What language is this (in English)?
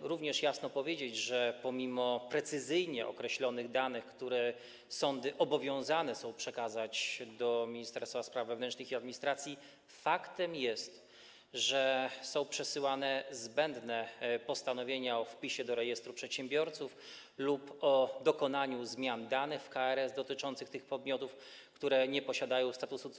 Polish